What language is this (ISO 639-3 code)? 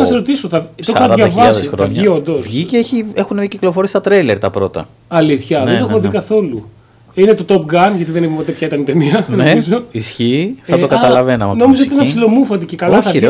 ell